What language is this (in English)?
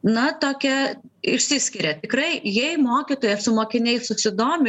Lithuanian